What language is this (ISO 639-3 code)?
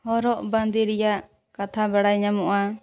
sat